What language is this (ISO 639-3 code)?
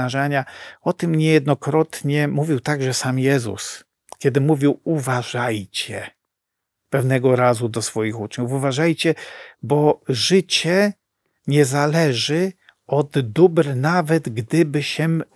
pol